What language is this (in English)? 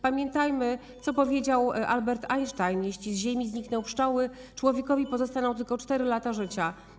Polish